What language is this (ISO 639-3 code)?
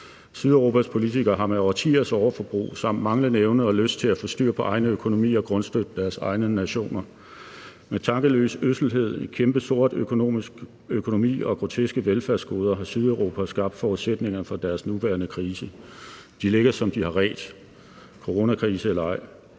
dan